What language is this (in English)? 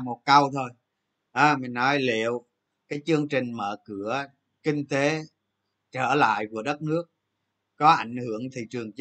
Vietnamese